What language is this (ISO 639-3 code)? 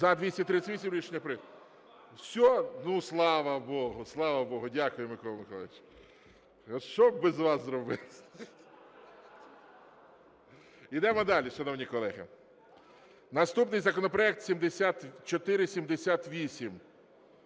ukr